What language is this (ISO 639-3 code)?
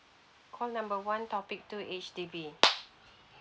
eng